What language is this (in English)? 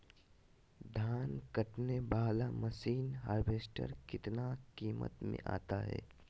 Magahi